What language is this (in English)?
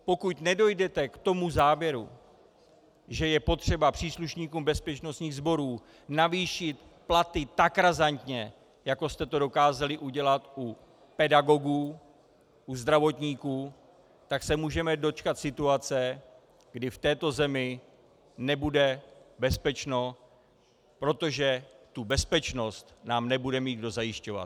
Czech